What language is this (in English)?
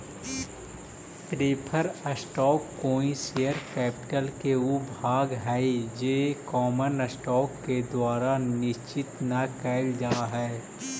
Magahi